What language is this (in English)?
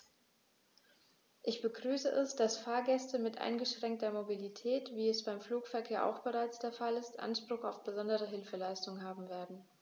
German